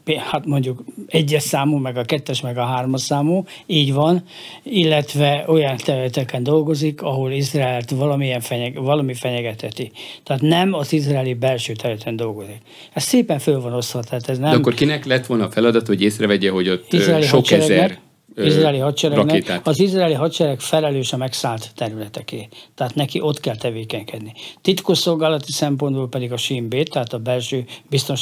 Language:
Hungarian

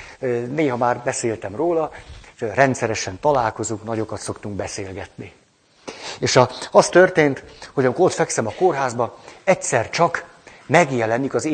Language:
Hungarian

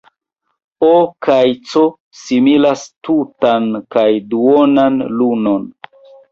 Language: Esperanto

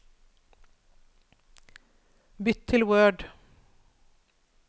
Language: Norwegian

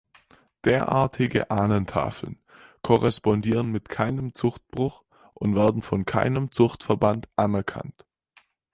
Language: German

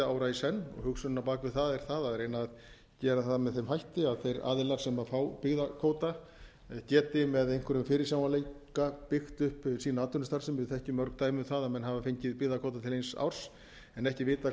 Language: Icelandic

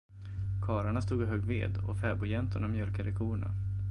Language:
Swedish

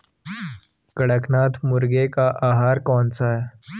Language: Hindi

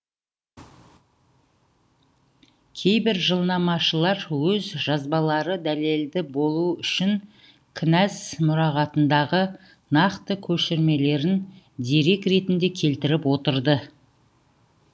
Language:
Kazakh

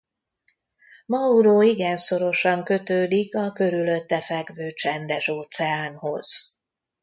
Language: Hungarian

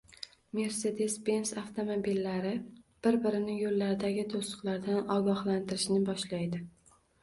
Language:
Uzbek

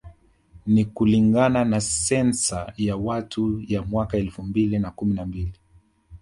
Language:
Swahili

